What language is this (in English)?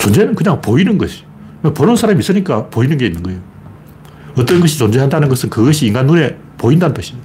Korean